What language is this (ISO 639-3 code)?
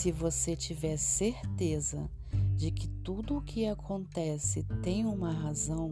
por